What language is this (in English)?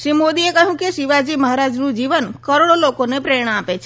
Gujarati